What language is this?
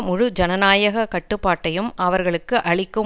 Tamil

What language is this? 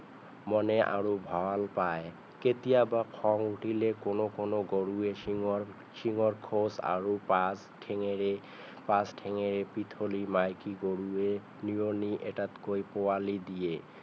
Assamese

